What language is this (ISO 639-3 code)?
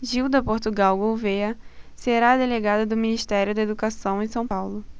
por